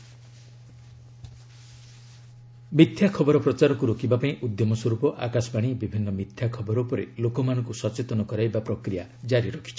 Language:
Odia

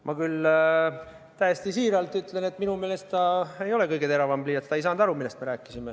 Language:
Estonian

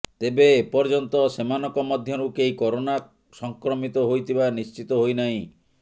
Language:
Odia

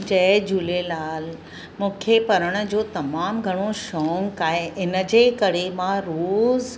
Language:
Sindhi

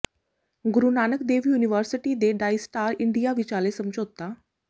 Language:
Punjabi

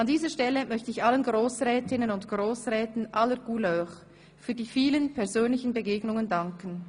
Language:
Swiss German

